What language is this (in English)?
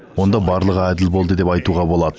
Kazakh